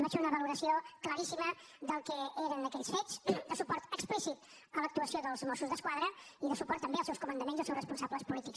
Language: Catalan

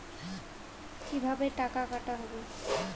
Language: Bangla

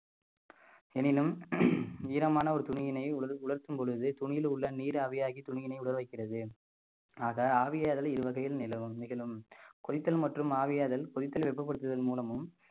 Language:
Tamil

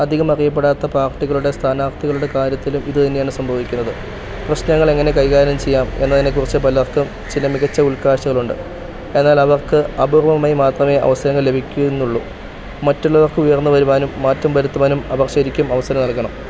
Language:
Malayalam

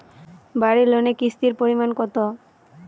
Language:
Bangla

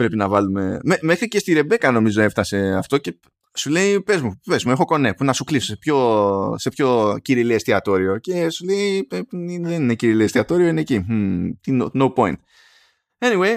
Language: Greek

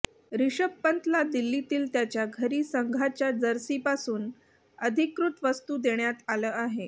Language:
Marathi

